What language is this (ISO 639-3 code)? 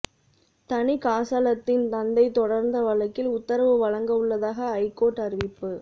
tam